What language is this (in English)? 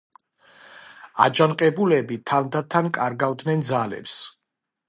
Georgian